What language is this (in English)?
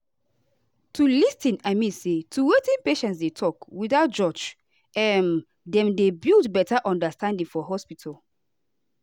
Nigerian Pidgin